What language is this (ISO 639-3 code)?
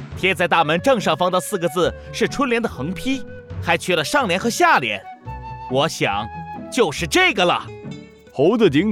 zho